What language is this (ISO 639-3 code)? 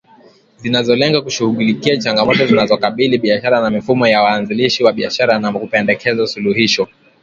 swa